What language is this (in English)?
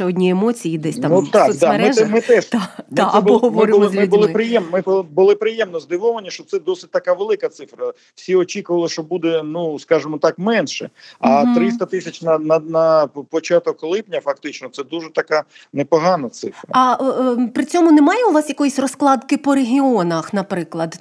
Ukrainian